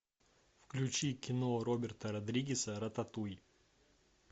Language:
Russian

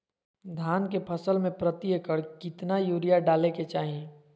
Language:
Magahi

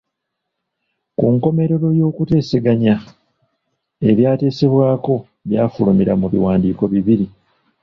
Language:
Ganda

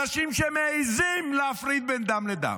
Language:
Hebrew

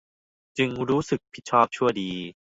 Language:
Thai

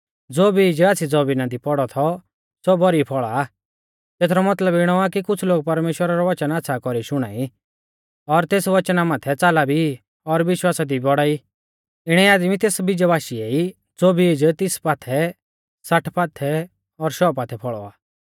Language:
Mahasu Pahari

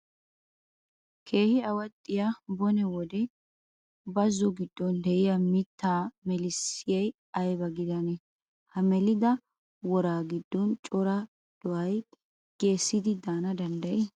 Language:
Wolaytta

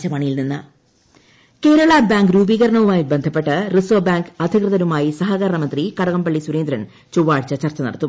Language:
Malayalam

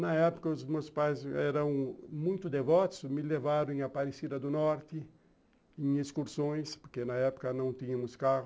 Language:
Portuguese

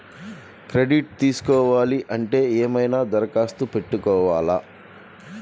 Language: Telugu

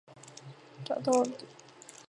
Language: Chinese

